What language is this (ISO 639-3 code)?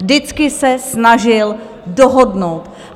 ces